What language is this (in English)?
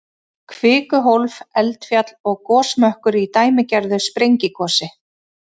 Icelandic